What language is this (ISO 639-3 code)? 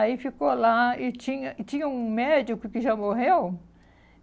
por